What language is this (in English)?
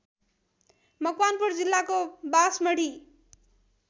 Nepali